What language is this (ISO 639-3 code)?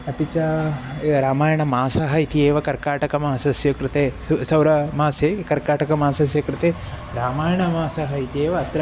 san